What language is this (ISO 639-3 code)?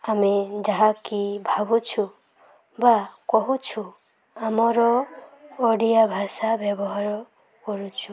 ori